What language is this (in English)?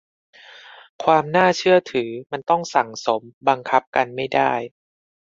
Thai